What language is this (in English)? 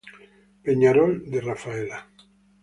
Spanish